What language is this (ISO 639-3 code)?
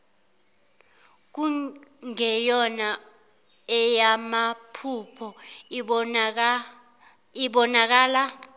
zul